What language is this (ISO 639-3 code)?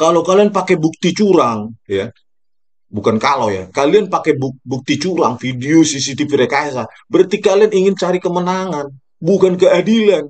ind